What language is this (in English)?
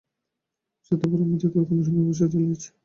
Bangla